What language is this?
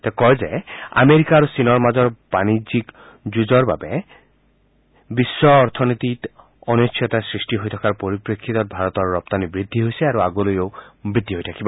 Assamese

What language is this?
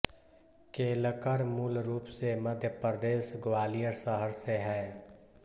Hindi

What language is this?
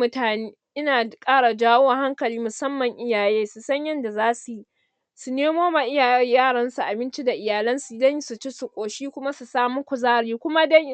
Hausa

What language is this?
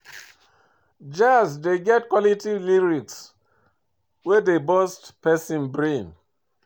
Nigerian Pidgin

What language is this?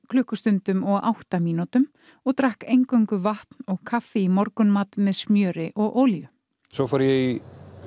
Icelandic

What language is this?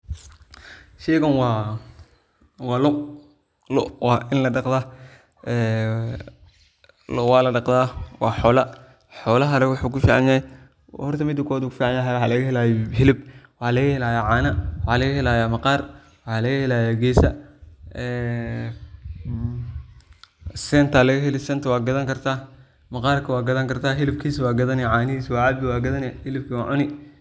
Somali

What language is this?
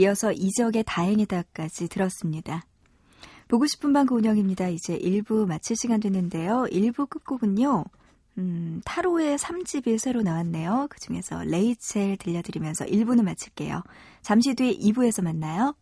Korean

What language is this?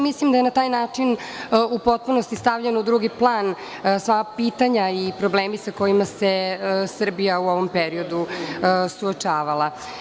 Serbian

